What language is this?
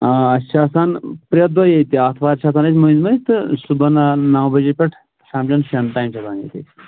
Kashmiri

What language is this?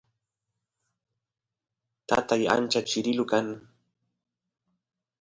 Santiago del Estero Quichua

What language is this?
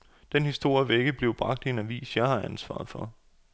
Danish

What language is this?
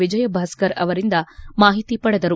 Kannada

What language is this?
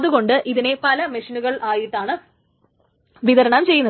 Malayalam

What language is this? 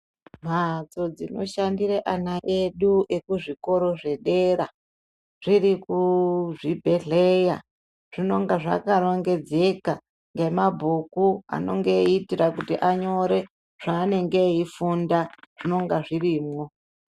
Ndau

